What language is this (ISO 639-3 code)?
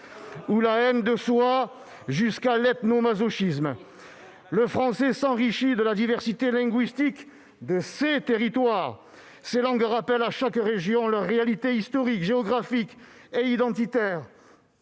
fra